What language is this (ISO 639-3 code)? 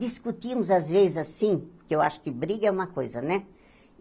por